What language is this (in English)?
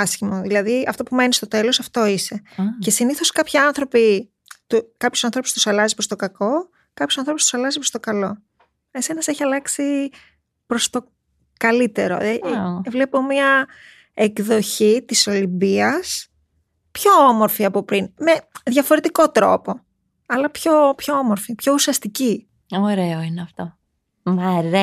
Greek